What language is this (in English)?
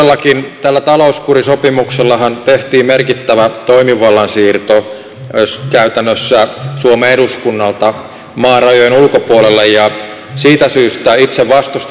Finnish